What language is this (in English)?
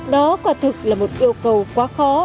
Vietnamese